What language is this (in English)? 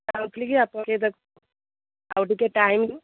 Odia